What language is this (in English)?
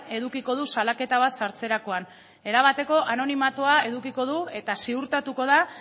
Basque